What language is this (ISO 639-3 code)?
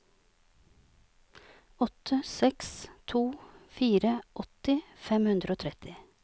nor